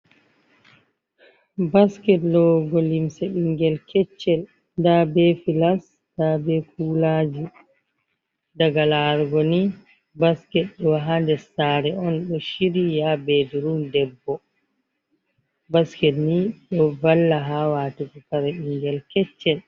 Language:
Fula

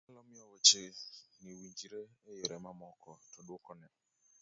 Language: Luo (Kenya and Tanzania)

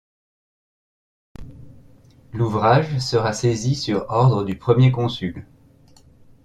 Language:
French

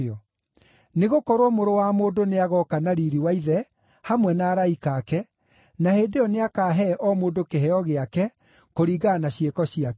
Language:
Kikuyu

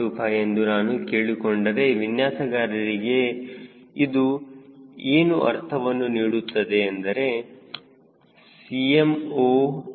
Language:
Kannada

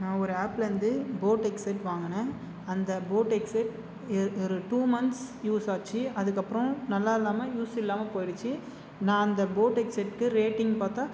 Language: Tamil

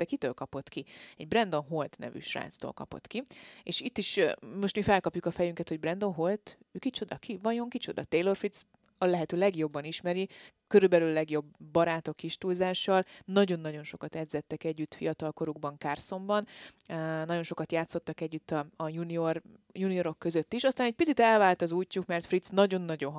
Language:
Hungarian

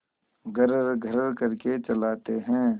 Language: Hindi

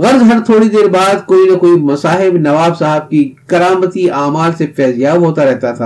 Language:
Urdu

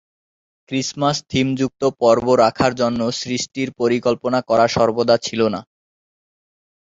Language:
Bangla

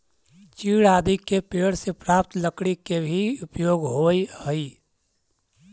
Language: Magahi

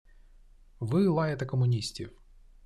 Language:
Ukrainian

